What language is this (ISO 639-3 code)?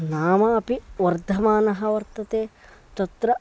san